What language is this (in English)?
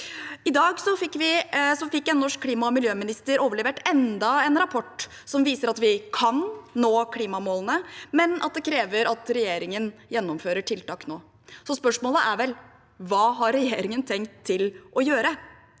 Norwegian